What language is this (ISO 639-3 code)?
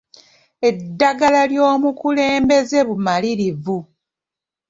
lug